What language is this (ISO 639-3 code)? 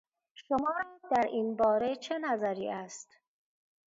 fas